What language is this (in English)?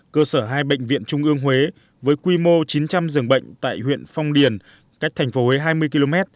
Vietnamese